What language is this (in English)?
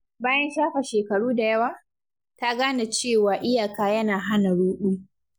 Hausa